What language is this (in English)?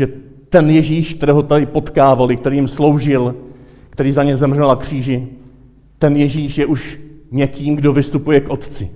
Czech